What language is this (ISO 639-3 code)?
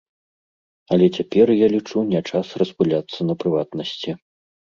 bel